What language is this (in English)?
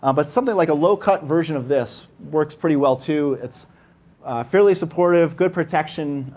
English